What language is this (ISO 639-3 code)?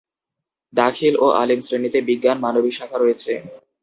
ben